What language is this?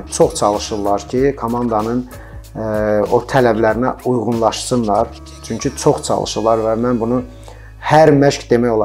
Turkish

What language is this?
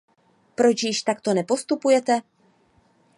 Czech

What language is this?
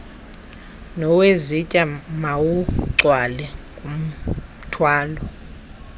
Xhosa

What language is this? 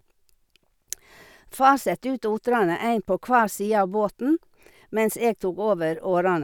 Norwegian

